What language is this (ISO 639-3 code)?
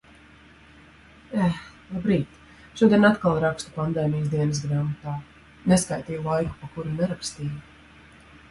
lav